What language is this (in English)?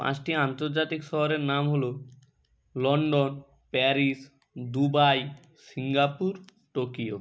Bangla